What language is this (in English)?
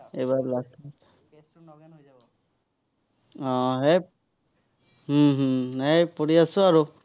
Assamese